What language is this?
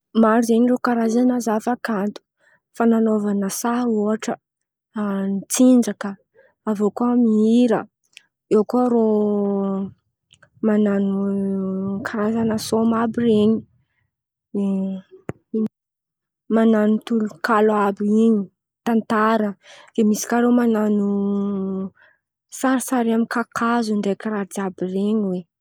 Antankarana Malagasy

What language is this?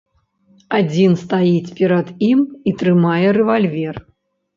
Belarusian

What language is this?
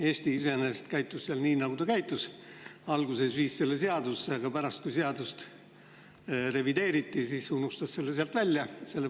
Estonian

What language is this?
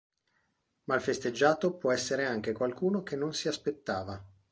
Italian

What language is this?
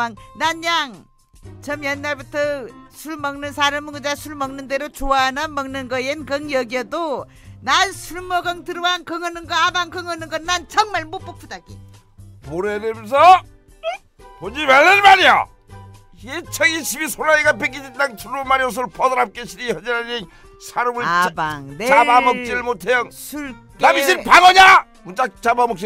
Korean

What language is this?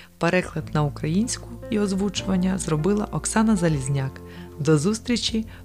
Ukrainian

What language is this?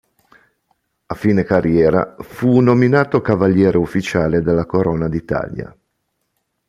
Italian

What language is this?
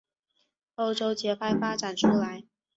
Chinese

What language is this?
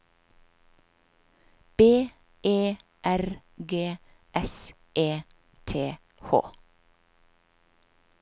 Norwegian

